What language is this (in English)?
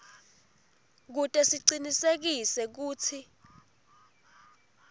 Swati